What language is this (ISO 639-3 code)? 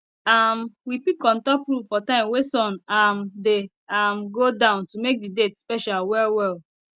pcm